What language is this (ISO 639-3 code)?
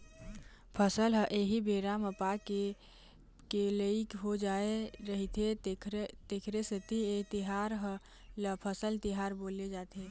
hne